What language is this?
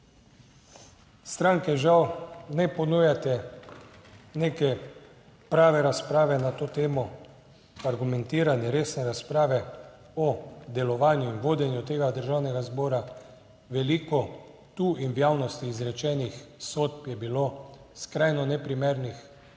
Slovenian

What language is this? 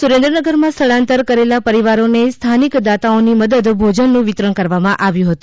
Gujarati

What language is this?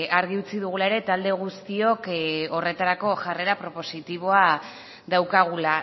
Basque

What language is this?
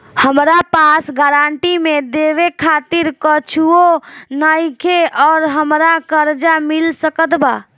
Bhojpuri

